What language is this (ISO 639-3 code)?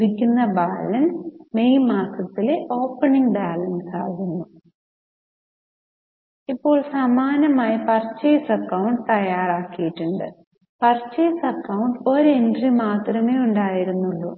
mal